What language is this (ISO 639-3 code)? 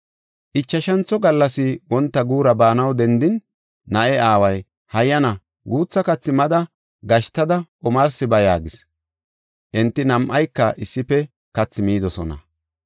gof